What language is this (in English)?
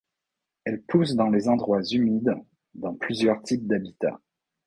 French